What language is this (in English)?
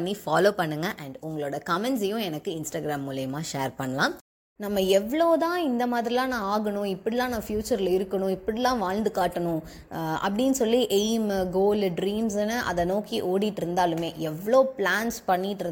Tamil